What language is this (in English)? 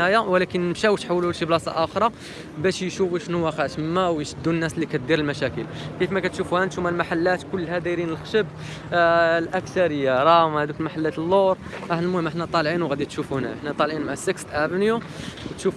Arabic